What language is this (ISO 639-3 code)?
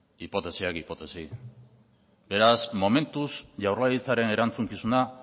eus